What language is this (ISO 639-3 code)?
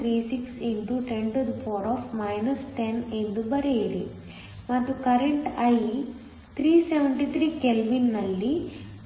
kan